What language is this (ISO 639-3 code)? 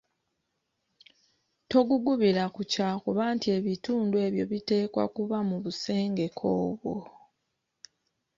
lug